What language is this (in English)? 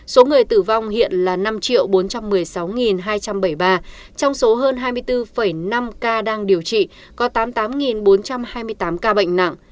Vietnamese